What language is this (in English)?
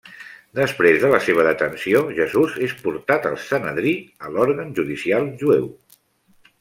Catalan